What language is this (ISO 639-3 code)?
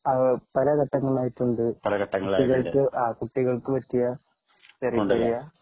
mal